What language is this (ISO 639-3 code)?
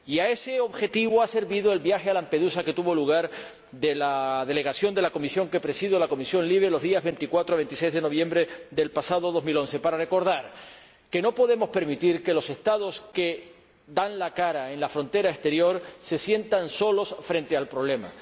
spa